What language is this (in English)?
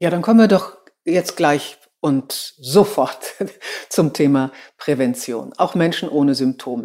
German